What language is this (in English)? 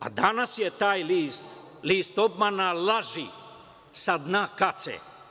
Serbian